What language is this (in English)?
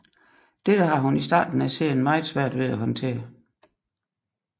Danish